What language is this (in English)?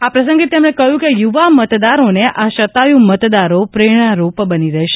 Gujarati